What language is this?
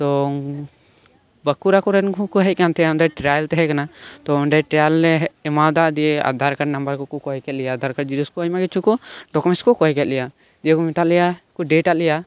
Santali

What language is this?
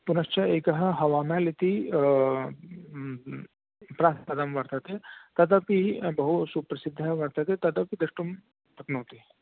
Sanskrit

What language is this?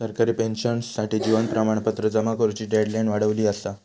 Marathi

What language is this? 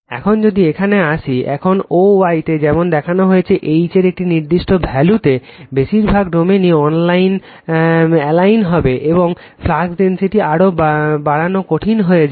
Bangla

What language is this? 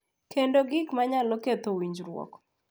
Luo (Kenya and Tanzania)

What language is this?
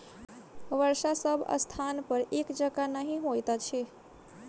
Maithili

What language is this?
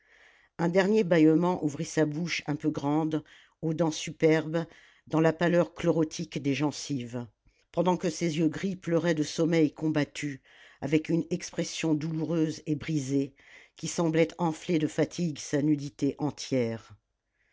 French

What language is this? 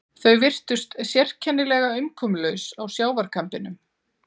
Icelandic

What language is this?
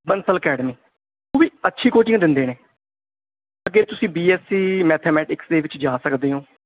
Punjabi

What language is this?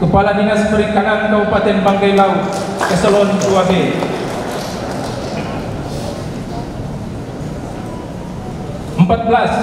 Indonesian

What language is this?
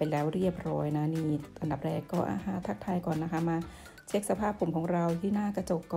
Thai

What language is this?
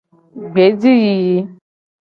Gen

